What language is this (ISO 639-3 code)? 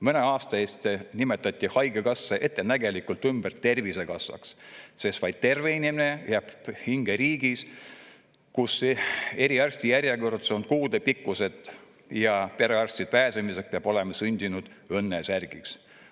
est